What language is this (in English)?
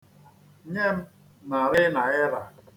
Igbo